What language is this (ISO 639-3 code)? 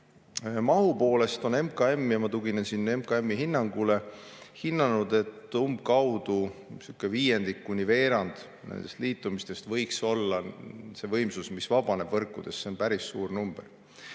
est